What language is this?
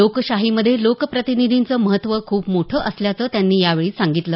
Marathi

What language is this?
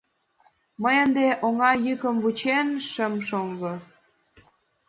Mari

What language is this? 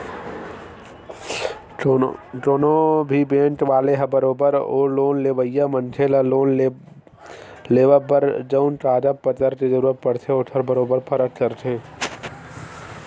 Chhattisgarhi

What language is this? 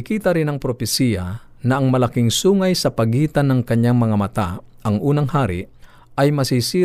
Filipino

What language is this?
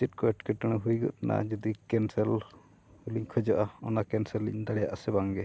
Santali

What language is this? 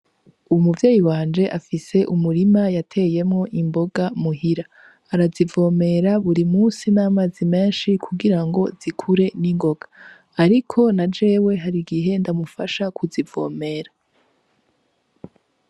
Rundi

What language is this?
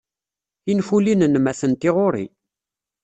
Kabyle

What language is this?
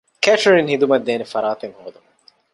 Divehi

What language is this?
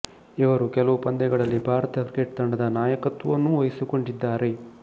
Kannada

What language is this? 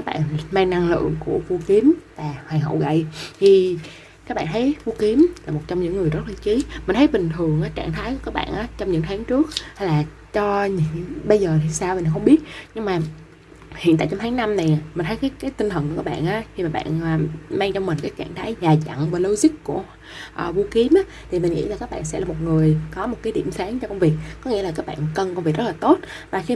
Vietnamese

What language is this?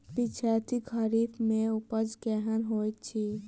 Maithili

